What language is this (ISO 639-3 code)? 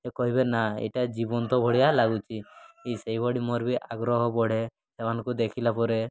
ori